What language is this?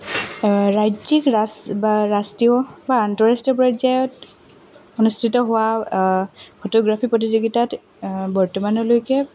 Assamese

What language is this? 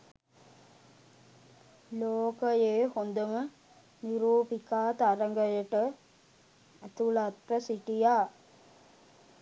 Sinhala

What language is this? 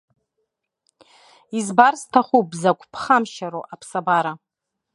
Abkhazian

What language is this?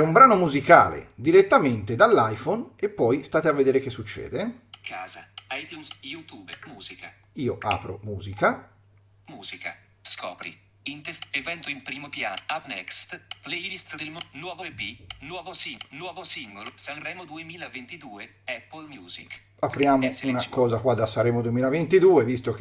Italian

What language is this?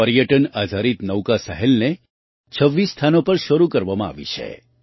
Gujarati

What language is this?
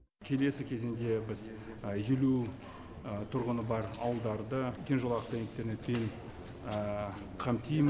Kazakh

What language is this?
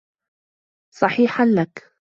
Arabic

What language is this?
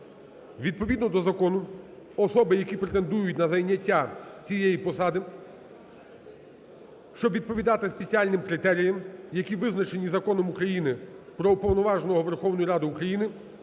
Ukrainian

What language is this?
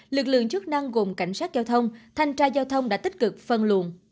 Vietnamese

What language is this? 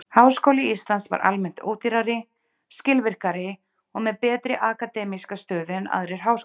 Icelandic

